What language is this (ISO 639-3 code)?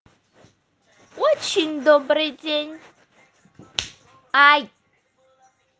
rus